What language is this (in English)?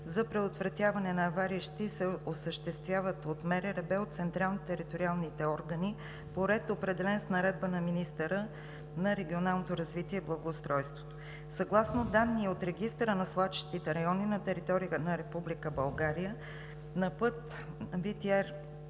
Bulgarian